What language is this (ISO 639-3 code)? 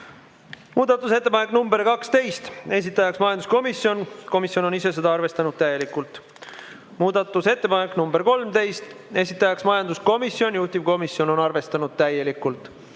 est